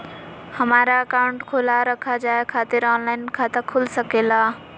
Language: Magahi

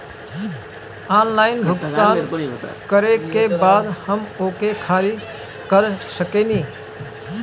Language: Bhojpuri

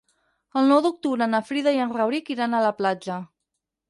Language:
Catalan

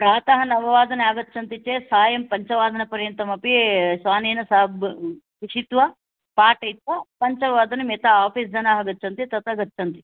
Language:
Sanskrit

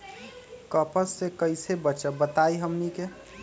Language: Magahi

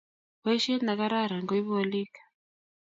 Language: Kalenjin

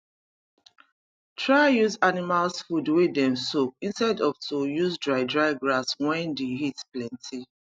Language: Nigerian Pidgin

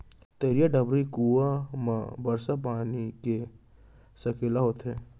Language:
Chhattisgarhi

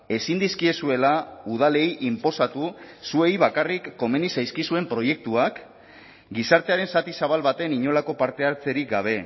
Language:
Basque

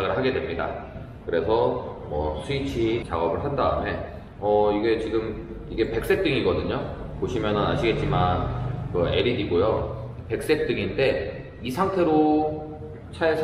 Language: Korean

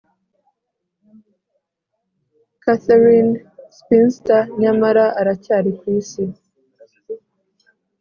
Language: Kinyarwanda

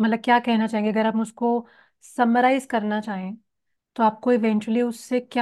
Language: Hindi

